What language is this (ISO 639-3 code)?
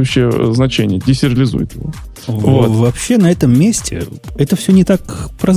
rus